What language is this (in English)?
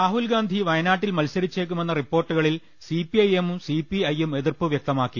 Malayalam